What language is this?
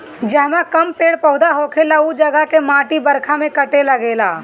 Bhojpuri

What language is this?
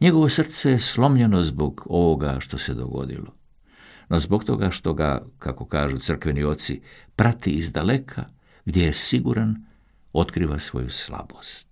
Croatian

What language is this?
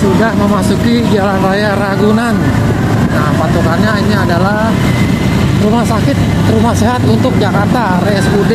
Indonesian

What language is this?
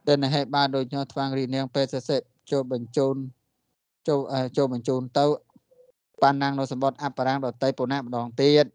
Thai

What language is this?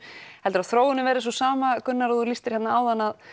Icelandic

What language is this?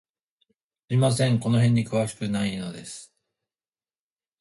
Japanese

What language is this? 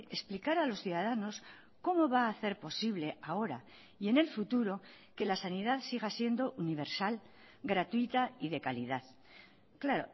Spanish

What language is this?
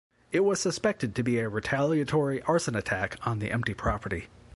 English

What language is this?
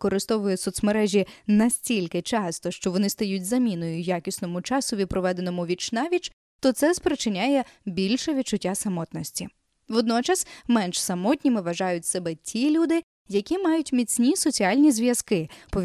Ukrainian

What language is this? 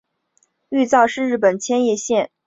Chinese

